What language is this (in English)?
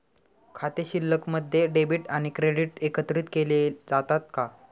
Marathi